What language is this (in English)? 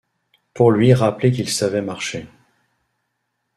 French